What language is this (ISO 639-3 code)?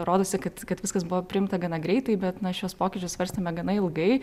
lit